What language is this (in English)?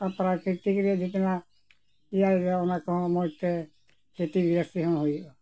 Santali